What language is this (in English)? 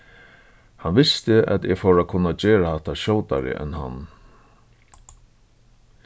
Faroese